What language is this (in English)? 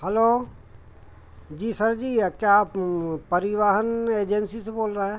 Hindi